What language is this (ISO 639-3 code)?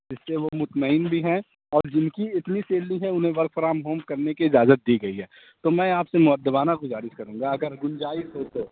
urd